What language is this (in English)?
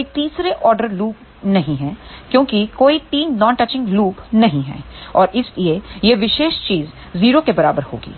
Hindi